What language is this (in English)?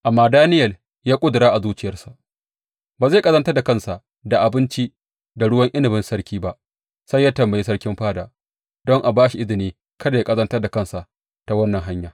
Hausa